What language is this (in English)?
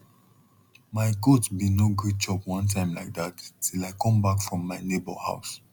Nigerian Pidgin